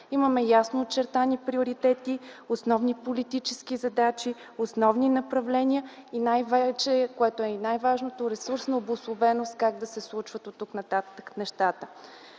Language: Bulgarian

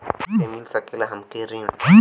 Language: Bhojpuri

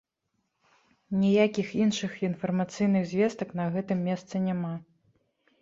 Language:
Belarusian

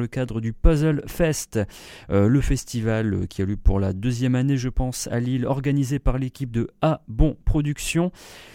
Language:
French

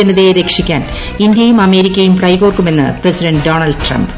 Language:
Malayalam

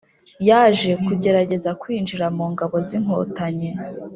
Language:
Kinyarwanda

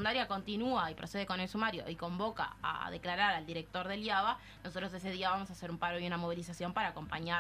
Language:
Spanish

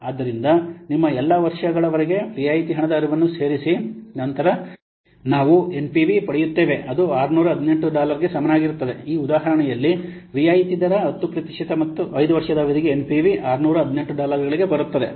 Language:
Kannada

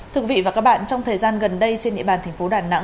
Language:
Vietnamese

